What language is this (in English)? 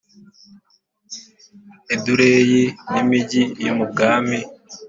Kinyarwanda